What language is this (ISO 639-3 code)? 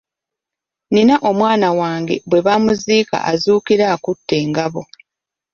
lug